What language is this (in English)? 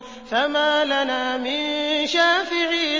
Arabic